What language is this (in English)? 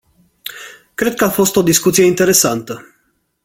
Romanian